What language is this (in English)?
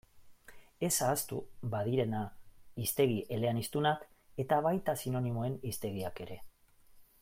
Basque